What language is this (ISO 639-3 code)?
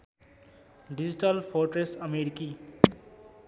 nep